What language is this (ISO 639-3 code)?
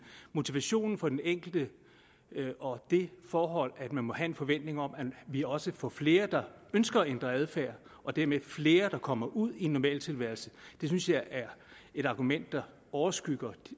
dan